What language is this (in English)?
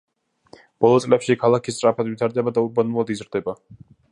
Georgian